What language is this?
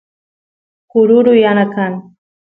Santiago del Estero Quichua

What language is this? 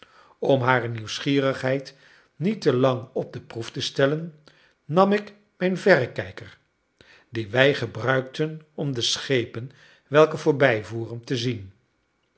Dutch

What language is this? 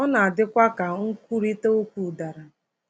Igbo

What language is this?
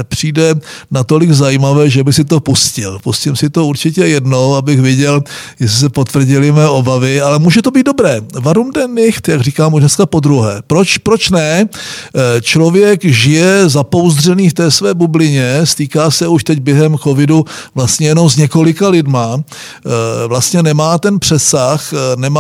Czech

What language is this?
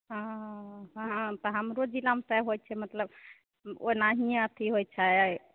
Maithili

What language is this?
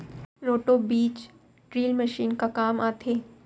Chhattisgarhi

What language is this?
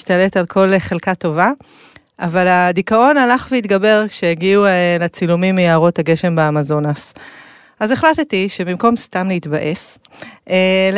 Hebrew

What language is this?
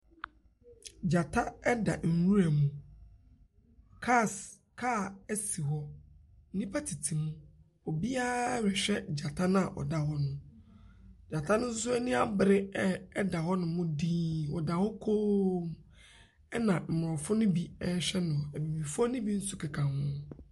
Akan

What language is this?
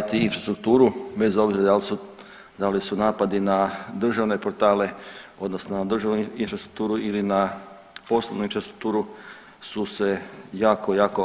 Croatian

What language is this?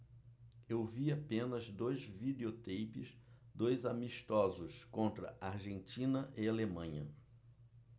Portuguese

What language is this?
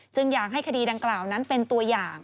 Thai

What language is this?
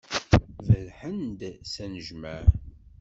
Kabyle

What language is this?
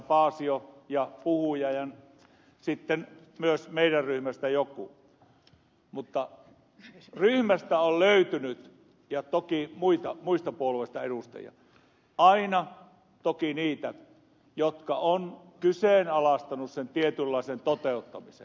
Finnish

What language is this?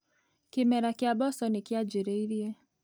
Kikuyu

